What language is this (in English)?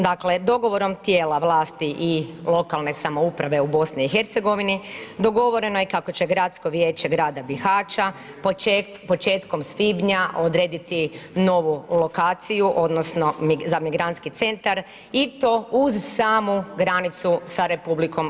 Croatian